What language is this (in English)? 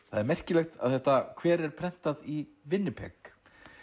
Icelandic